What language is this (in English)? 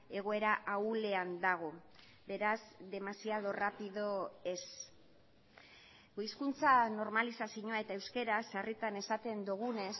Basque